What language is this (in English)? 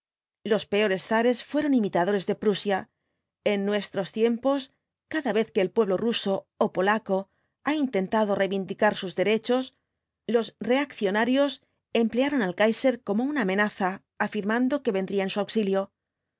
Spanish